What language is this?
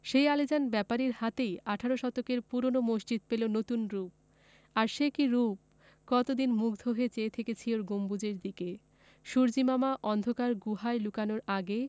Bangla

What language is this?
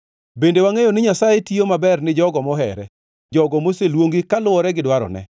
Luo (Kenya and Tanzania)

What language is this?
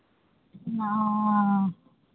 Maithili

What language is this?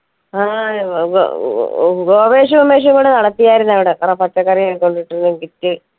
Malayalam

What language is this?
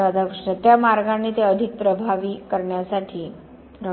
Marathi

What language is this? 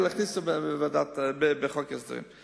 Hebrew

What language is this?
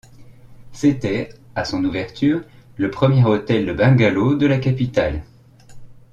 French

